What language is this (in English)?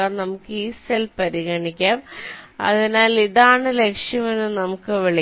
Malayalam